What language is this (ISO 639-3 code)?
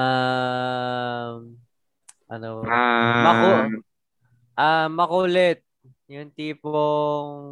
fil